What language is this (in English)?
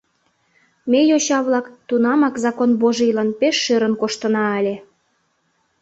Mari